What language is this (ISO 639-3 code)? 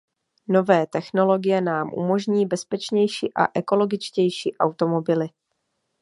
ces